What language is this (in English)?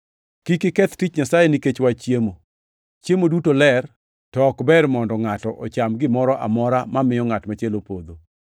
Luo (Kenya and Tanzania)